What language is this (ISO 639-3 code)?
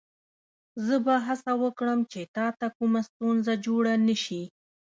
pus